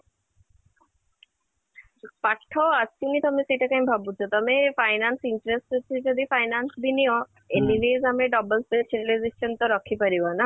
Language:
Odia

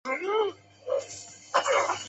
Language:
Chinese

